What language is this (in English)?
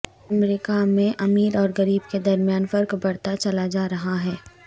Urdu